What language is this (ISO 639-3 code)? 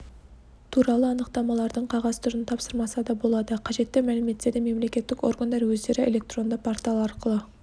kaz